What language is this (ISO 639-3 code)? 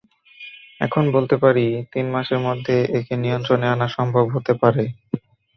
ben